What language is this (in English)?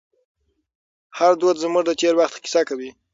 Pashto